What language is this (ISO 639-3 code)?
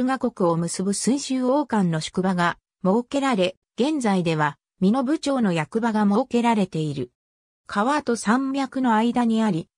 jpn